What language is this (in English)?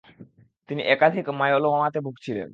Bangla